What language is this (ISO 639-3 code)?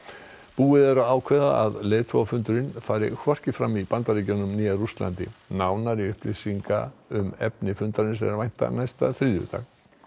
isl